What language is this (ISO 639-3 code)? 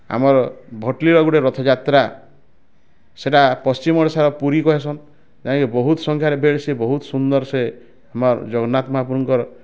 ori